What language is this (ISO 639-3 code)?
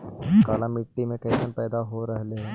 mag